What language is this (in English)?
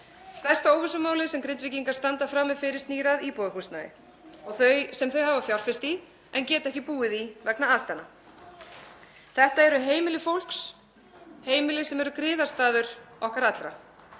Icelandic